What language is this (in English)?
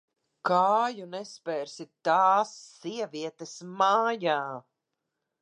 Latvian